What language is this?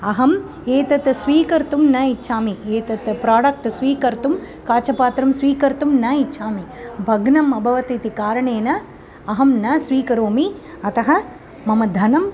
Sanskrit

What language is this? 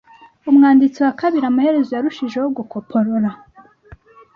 Kinyarwanda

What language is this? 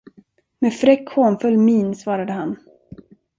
Swedish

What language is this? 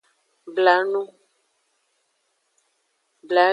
Aja (Benin)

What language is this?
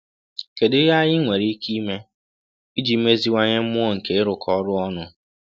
Igbo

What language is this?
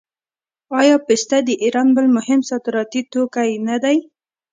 Pashto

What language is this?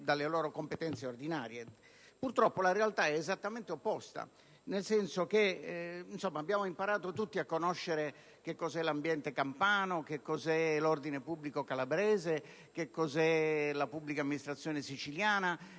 Italian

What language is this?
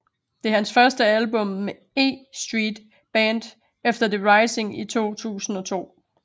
Danish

